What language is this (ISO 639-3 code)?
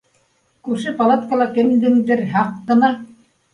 bak